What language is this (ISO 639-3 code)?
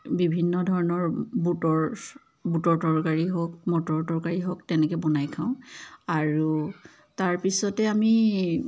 asm